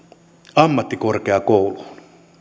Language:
Finnish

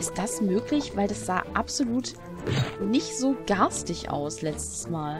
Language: German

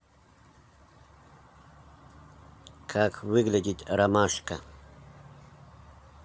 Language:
Russian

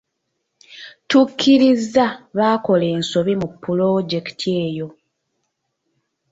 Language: Ganda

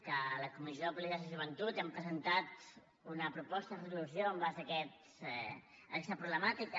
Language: Catalan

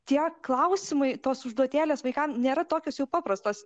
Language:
Lithuanian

